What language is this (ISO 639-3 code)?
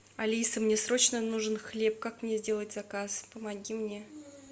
rus